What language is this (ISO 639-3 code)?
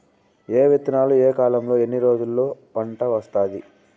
tel